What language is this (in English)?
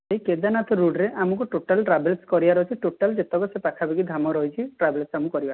Odia